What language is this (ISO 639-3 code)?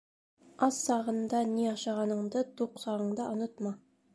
bak